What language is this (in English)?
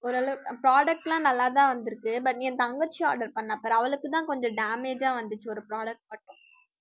Tamil